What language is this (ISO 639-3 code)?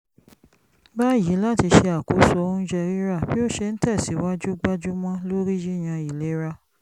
yor